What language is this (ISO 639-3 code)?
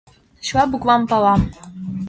chm